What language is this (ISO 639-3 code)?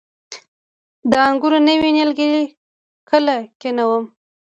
pus